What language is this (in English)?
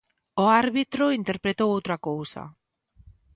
Galician